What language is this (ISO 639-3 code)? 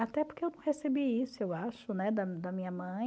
por